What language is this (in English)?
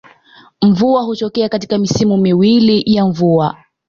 Swahili